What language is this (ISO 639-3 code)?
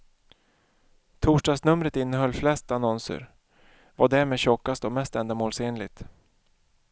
swe